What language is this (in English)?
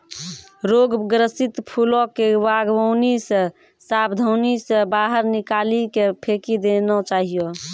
Maithili